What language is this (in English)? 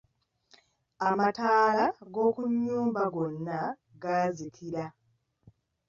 Ganda